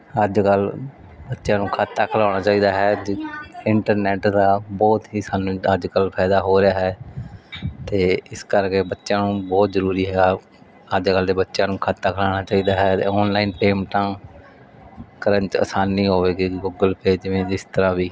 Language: Punjabi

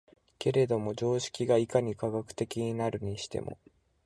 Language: Japanese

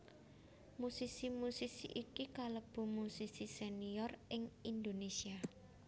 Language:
Javanese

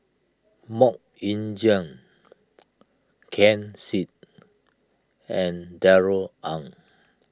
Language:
English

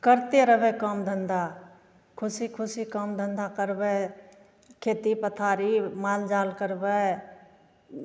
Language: Maithili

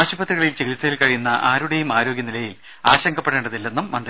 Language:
Malayalam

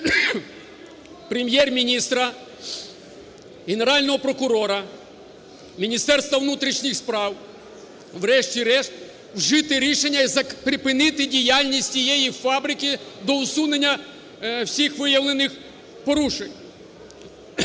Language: Ukrainian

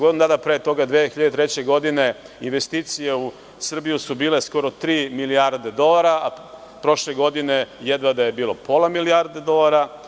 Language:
Serbian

